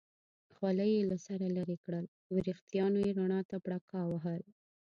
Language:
Pashto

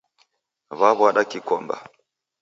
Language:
Taita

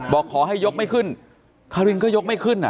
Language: Thai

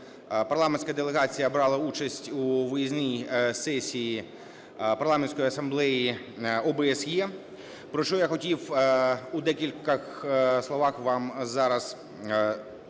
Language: Ukrainian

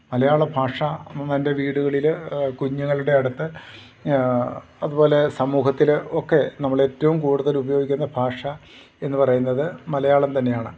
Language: Malayalam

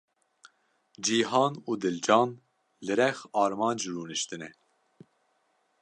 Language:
Kurdish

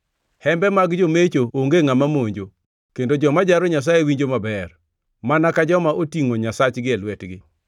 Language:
Luo (Kenya and Tanzania)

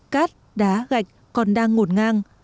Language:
Vietnamese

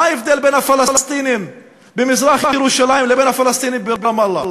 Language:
Hebrew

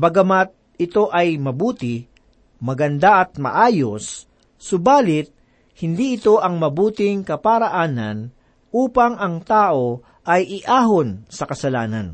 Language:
Filipino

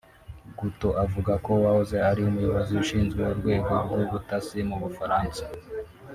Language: Kinyarwanda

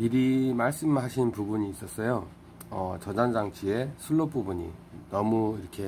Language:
Korean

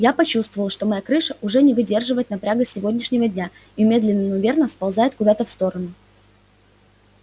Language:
Russian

